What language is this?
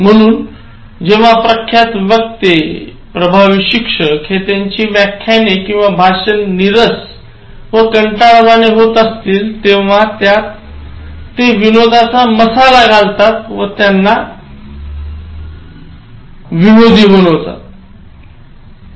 Marathi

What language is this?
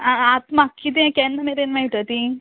Konkani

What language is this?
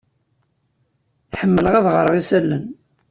Kabyle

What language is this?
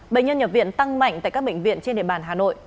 Vietnamese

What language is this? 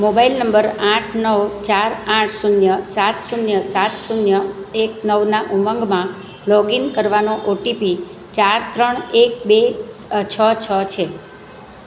Gujarati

